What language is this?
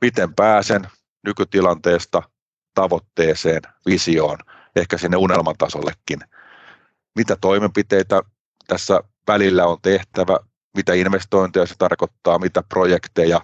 Finnish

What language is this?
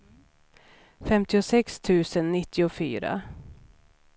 Swedish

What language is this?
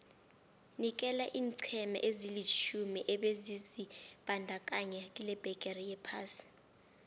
South Ndebele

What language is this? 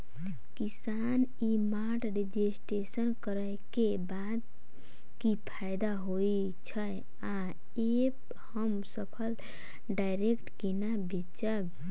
Maithili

